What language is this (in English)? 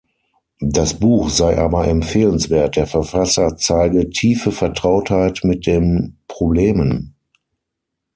German